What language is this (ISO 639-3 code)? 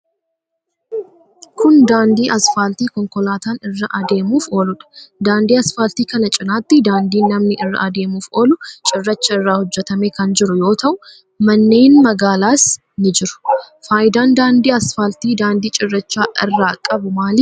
orm